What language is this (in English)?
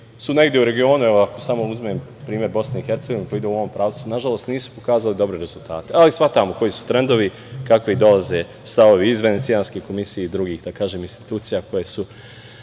Serbian